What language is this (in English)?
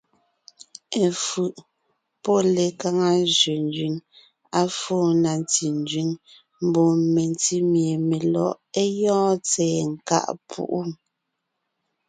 Ngiemboon